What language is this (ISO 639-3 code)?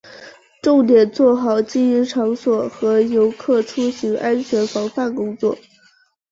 zho